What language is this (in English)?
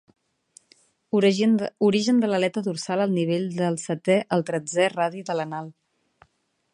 Catalan